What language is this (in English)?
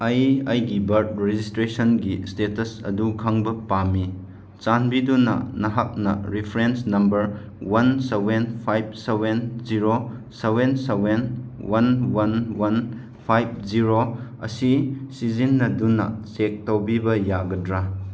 Manipuri